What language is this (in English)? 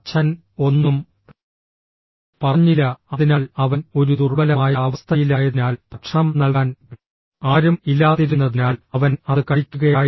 Malayalam